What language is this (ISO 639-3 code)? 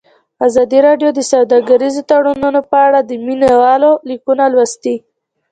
pus